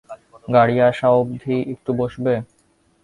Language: Bangla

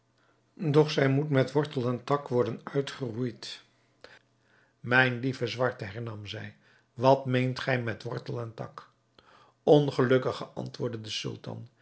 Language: Dutch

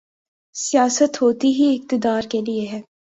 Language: Urdu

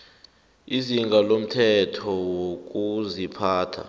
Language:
South Ndebele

